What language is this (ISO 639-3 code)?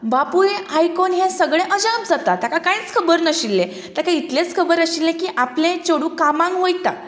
kok